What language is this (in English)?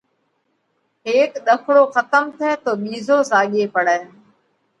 Parkari Koli